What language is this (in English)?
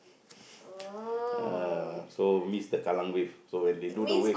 English